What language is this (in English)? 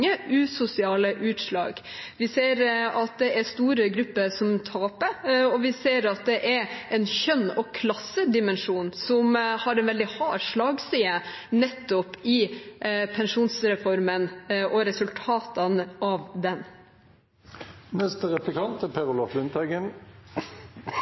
Norwegian Bokmål